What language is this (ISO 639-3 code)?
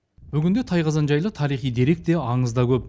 kaz